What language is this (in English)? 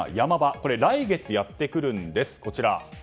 Japanese